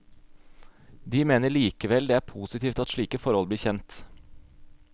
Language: Norwegian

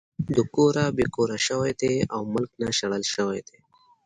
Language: Pashto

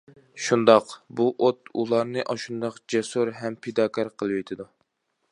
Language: Uyghur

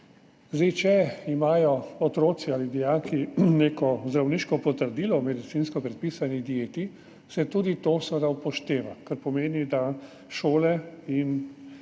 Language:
Slovenian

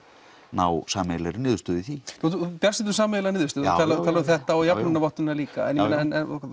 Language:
Icelandic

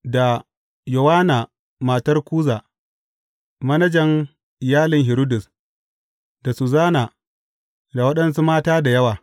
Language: Hausa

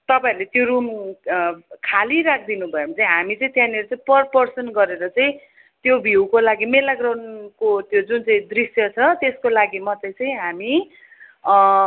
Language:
Nepali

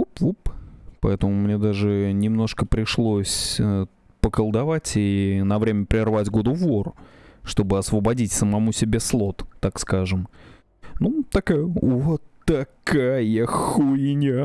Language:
Russian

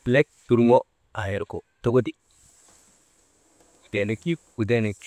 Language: Maba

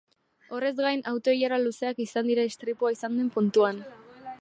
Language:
Basque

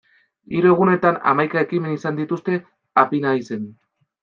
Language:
Basque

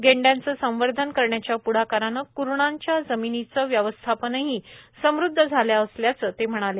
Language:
Marathi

